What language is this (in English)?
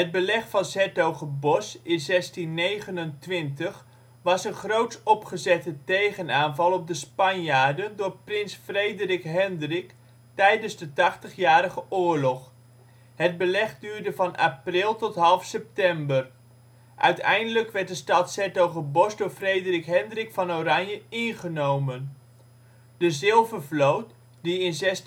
Dutch